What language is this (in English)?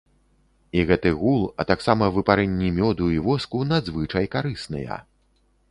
Belarusian